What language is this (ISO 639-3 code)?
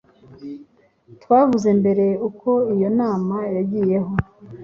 kin